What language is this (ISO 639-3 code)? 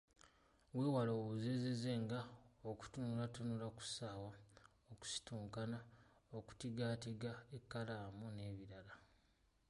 lug